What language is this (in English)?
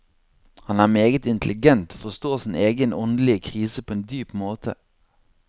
Norwegian